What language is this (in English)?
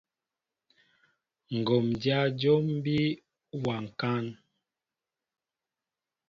Mbo (Cameroon)